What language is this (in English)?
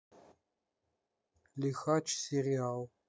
Russian